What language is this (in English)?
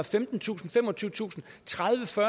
Danish